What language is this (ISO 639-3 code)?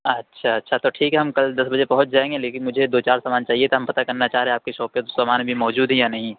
urd